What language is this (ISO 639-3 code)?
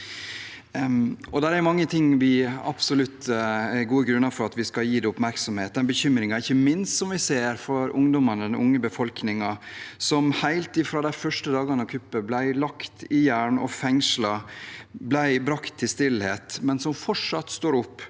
nor